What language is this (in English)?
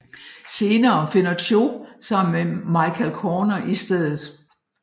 Danish